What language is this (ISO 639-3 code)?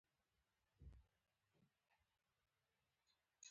pus